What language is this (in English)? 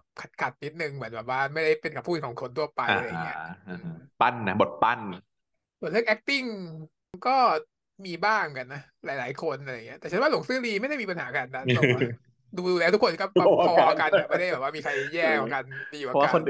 Thai